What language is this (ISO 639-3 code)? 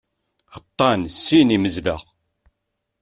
kab